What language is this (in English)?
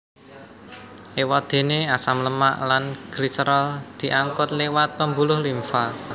Javanese